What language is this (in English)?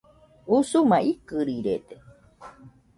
Nüpode Huitoto